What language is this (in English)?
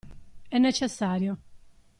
Italian